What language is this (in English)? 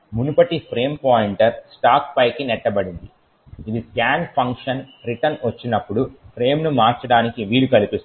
Telugu